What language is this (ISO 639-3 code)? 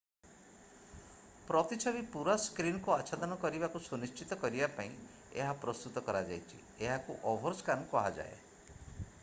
ori